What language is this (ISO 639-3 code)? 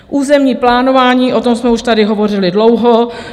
ces